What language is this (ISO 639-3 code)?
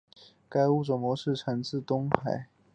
zho